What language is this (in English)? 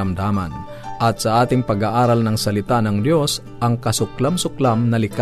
Filipino